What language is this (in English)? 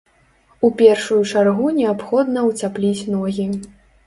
Belarusian